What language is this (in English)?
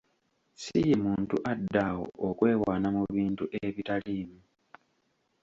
Ganda